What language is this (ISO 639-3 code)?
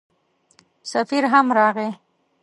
pus